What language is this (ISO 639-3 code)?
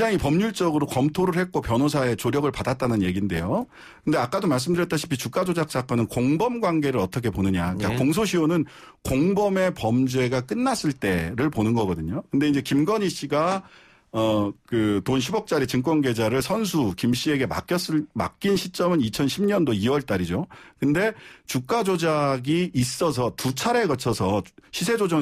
kor